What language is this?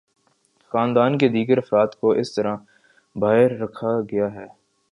Urdu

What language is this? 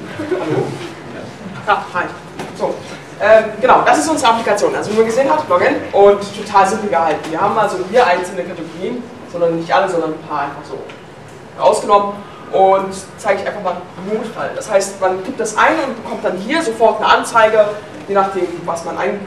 German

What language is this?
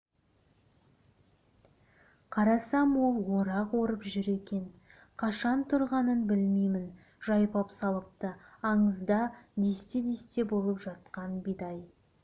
Kazakh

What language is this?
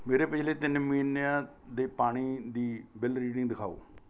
Punjabi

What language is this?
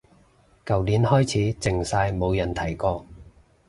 Cantonese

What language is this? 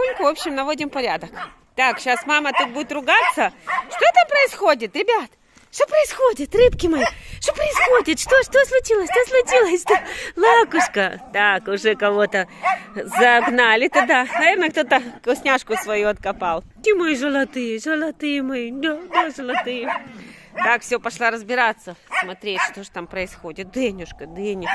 Russian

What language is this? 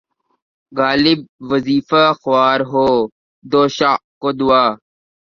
Urdu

